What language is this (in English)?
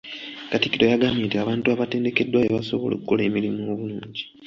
Ganda